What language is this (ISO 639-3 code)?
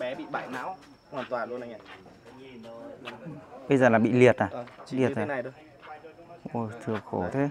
vie